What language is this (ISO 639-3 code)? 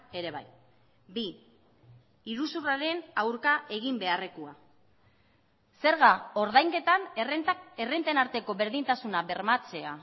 eus